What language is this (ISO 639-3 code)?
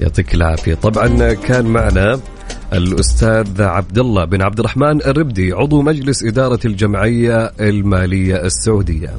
ara